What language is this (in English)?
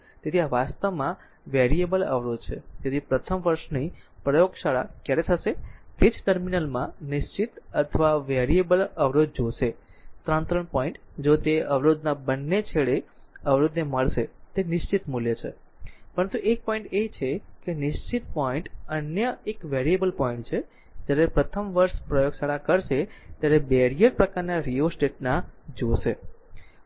Gujarati